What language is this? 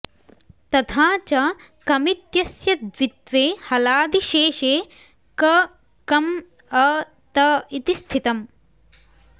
Sanskrit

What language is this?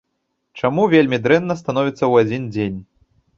Belarusian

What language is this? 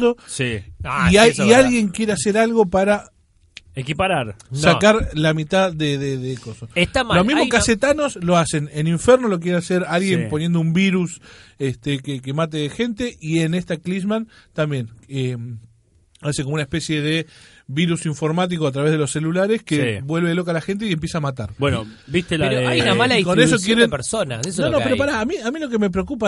Spanish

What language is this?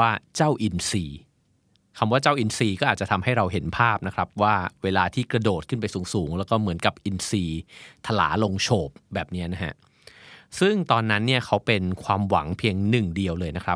Thai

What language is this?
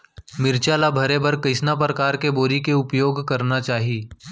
Chhattisgarhi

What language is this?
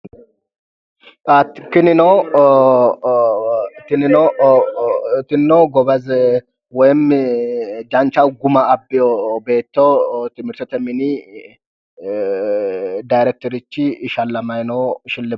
Sidamo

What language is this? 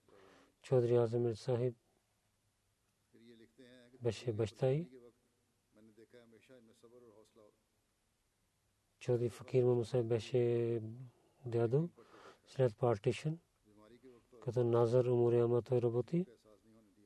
Bulgarian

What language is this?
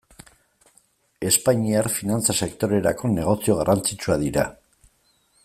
Basque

